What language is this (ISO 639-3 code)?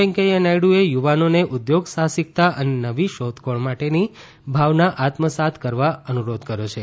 guj